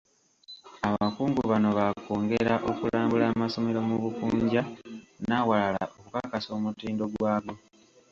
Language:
Ganda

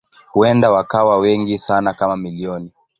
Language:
Swahili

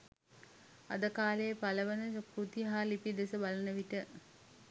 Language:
Sinhala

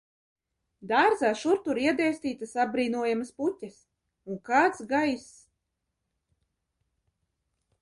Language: Latvian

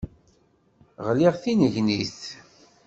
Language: Kabyle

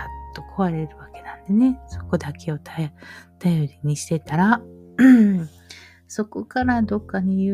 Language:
Japanese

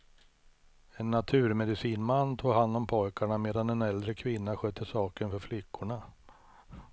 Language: Swedish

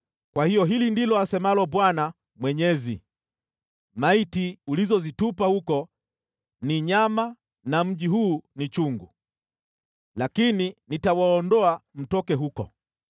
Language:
Swahili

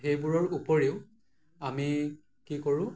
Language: Assamese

